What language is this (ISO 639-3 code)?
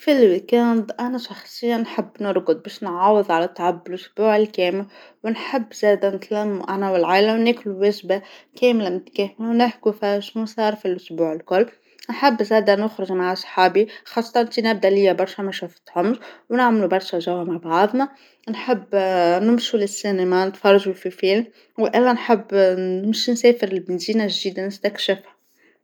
aeb